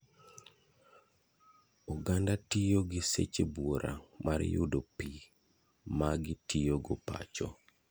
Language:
Luo (Kenya and Tanzania)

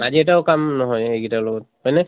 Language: Assamese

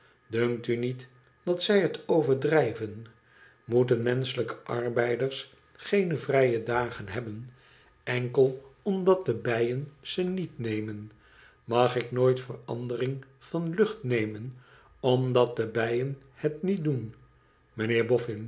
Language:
Dutch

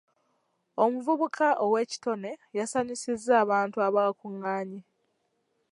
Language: Ganda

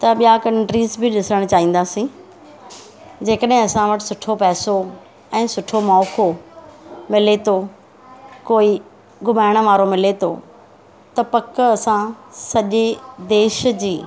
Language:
Sindhi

